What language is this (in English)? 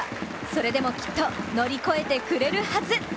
Japanese